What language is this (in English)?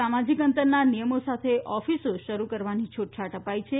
Gujarati